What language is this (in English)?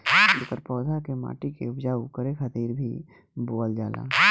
Bhojpuri